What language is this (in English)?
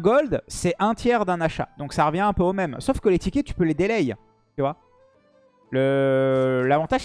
French